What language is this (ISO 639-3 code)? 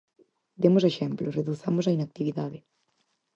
glg